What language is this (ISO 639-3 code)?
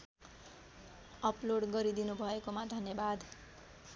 nep